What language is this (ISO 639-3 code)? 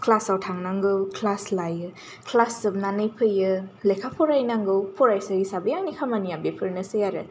brx